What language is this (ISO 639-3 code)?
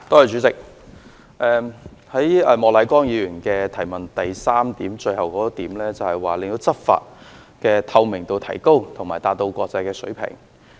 yue